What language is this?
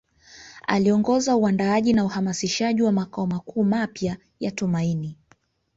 Swahili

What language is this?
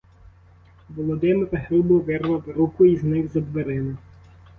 Ukrainian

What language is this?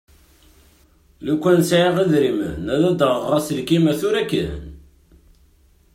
Kabyle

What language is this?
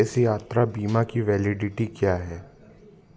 Hindi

